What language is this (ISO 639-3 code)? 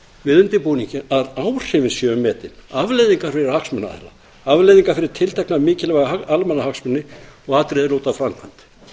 isl